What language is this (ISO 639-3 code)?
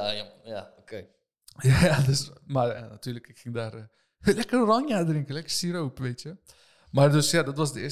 nld